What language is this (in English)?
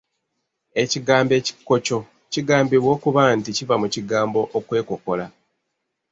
Ganda